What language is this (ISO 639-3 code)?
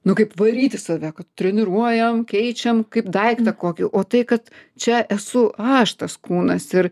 lit